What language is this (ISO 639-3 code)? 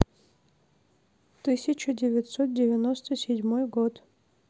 rus